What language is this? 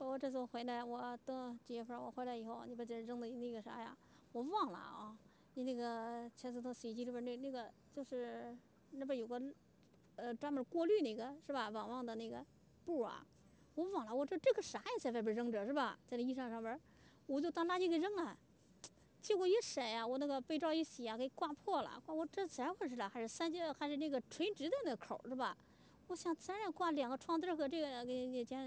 Chinese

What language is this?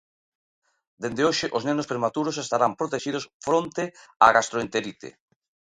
Galician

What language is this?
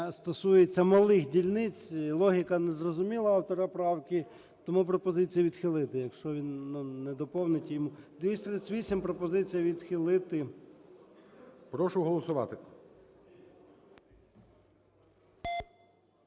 Ukrainian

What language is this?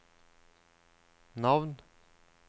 Norwegian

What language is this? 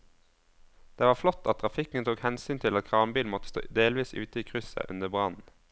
Norwegian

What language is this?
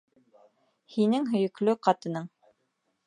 Bashkir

